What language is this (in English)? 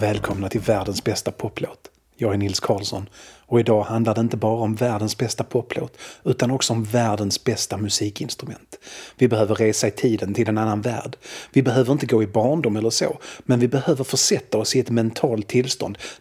Swedish